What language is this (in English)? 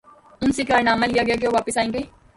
Urdu